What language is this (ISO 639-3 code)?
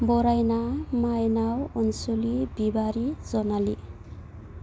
brx